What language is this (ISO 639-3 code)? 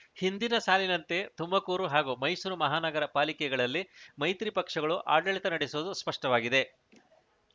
kan